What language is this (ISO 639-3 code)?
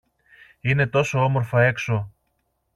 ell